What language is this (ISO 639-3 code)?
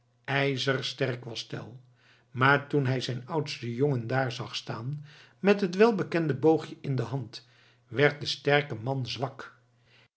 nld